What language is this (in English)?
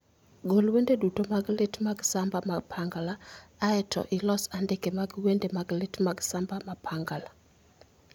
Luo (Kenya and Tanzania)